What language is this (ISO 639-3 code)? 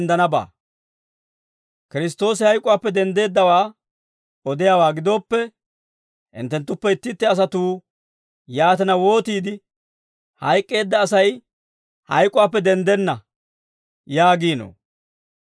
dwr